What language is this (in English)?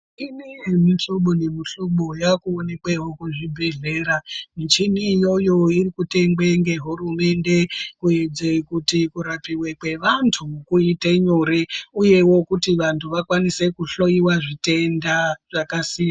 Ndau